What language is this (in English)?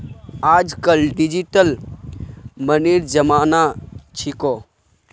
Magahi